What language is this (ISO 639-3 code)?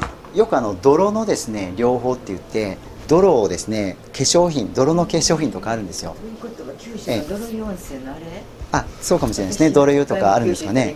jpn